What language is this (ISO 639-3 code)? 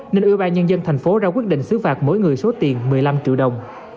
vie